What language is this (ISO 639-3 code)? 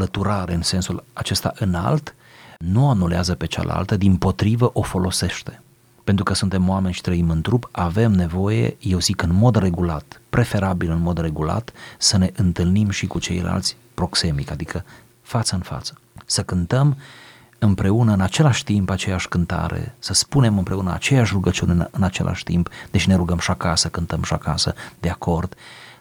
ron